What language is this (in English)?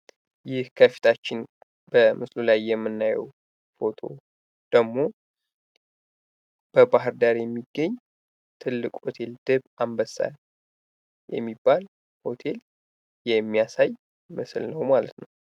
Amharic